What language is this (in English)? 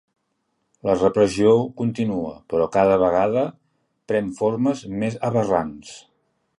Catalan